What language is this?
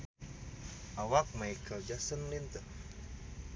Sundanese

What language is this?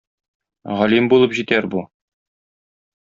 Tatar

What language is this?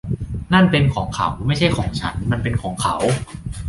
Thai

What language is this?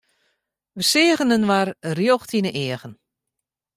Western Frisian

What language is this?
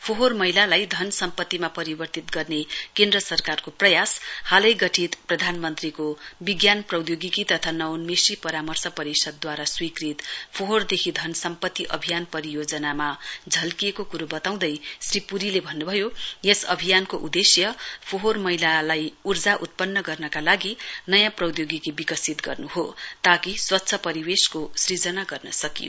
Nepali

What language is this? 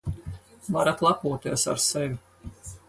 Latvian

